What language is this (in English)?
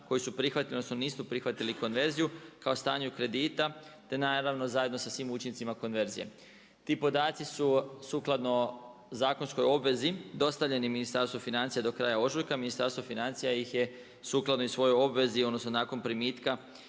Croatian